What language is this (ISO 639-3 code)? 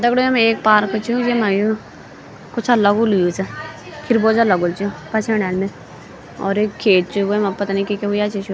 gbm